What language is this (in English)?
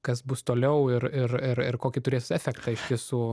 Lithuanian